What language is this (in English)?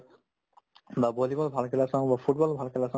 Assamese